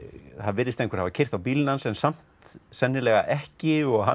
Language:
Icelandic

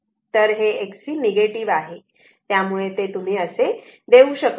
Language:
Marathi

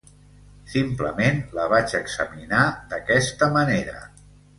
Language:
Catalan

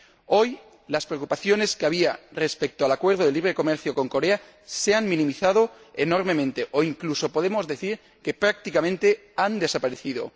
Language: Spanish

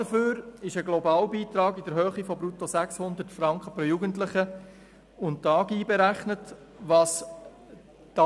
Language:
Swiss German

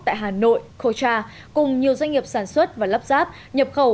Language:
Vietnamese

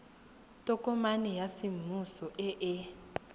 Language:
Tswana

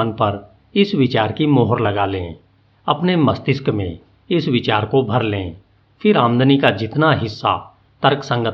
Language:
Hindi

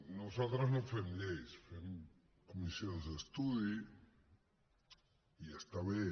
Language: Catalan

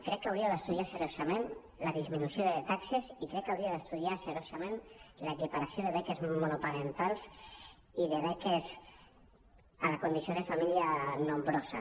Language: Catalan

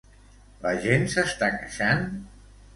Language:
Catalan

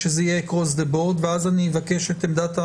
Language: Hebrew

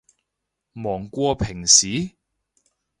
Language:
Cantonese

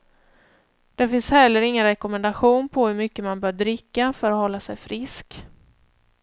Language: Swedish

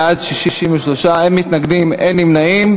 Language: Hebrew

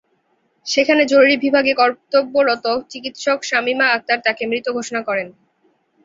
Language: Bangla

